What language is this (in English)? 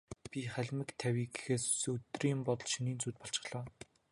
Mongolian